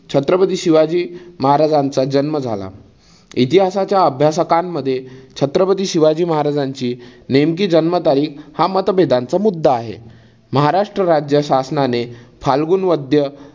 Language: Marathi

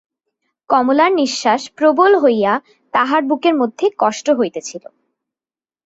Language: Bangla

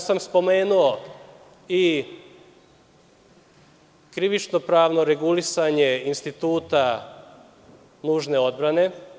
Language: Serbian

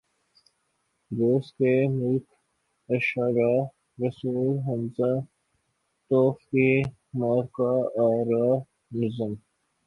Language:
Urdu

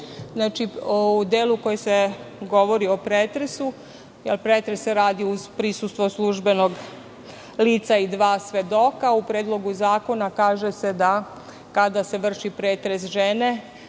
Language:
Serbian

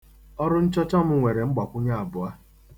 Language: Igbo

